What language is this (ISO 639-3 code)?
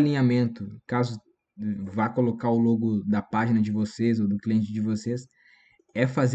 por